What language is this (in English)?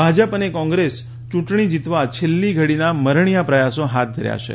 Gujarati